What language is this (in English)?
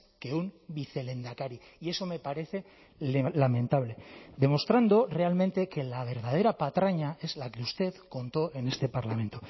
Spanish